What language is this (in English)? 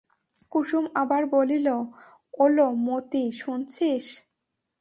Bangla